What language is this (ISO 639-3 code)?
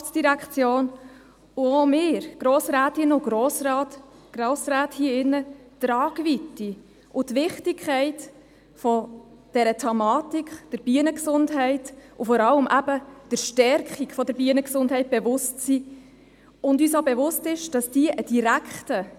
gsw